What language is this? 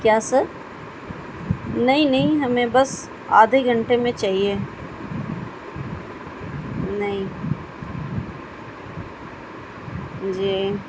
Urdu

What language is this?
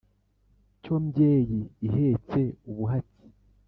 Kinyarwanda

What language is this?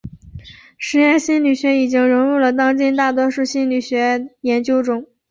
Chinese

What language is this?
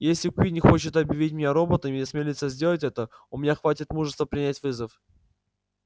Russian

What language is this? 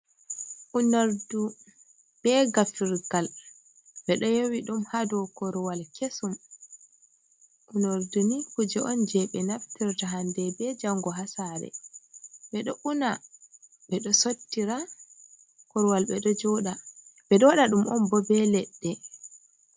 Fula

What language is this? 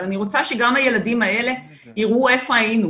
Hebrew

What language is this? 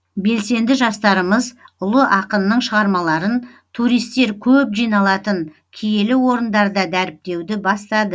Kazakh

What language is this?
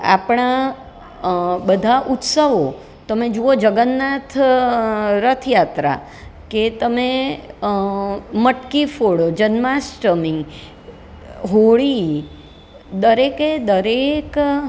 Gujarati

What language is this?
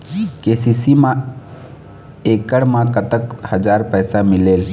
Chhattisgarhi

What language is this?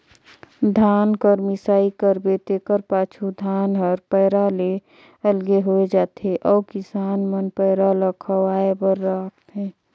Chhattisgarhi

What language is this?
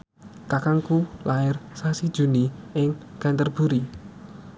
Javanese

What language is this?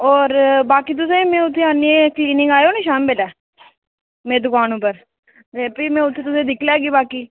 Dogri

